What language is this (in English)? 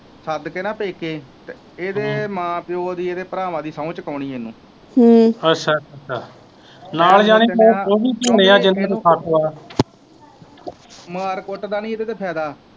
Punjabi